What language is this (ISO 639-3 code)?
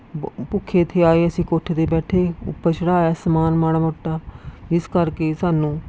pan